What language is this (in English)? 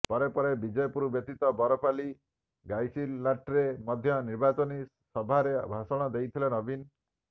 Odia